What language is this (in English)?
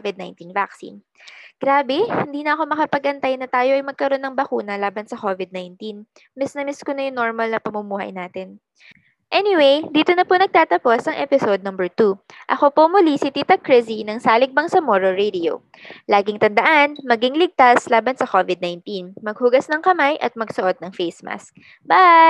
Filipino